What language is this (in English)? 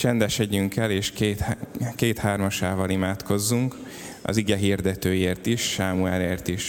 Hungarian